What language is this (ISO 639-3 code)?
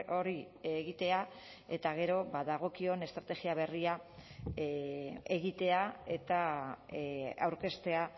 eus